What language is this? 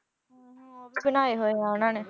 Punjabi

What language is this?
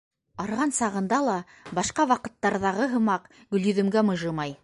Bashkir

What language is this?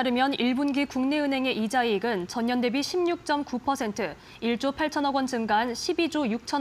Korean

